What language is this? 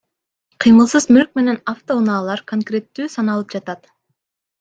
Kyrgyz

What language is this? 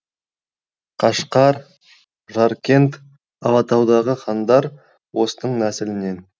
Kazakh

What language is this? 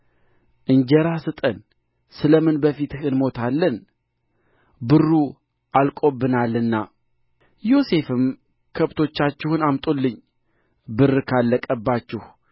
Amharic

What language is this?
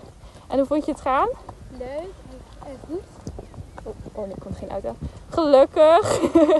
Dutch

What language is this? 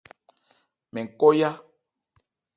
Ebrié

